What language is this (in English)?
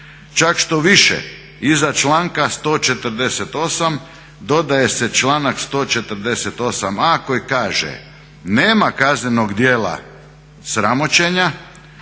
Croatian